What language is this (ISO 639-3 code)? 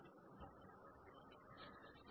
mal